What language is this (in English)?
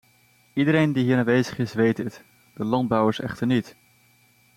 Dutch